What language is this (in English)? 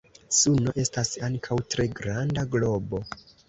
Esperanto